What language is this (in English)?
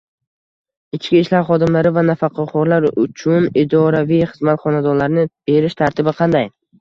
Uzbek